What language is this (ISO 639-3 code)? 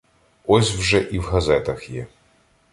ukr